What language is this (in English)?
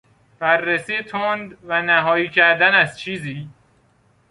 Persian